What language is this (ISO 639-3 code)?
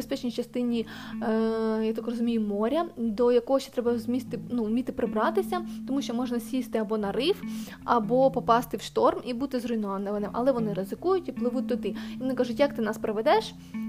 ukr